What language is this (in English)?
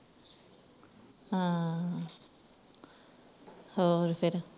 Punjabi